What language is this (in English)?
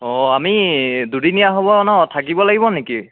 Assamese